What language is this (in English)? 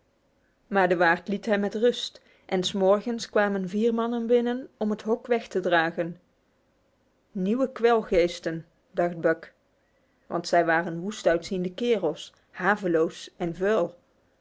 Dutch